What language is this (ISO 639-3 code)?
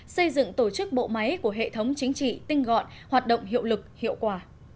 vie